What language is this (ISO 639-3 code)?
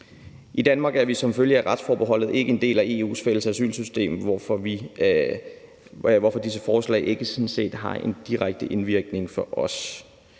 dan